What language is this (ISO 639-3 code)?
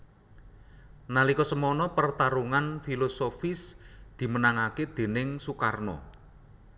jav